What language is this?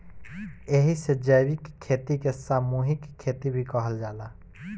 Bhojpuri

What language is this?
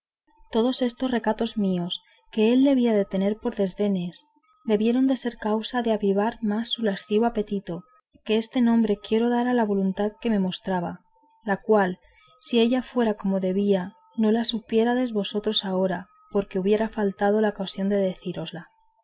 Spanish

